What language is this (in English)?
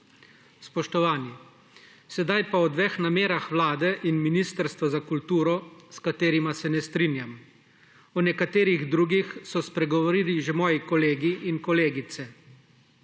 Slovenian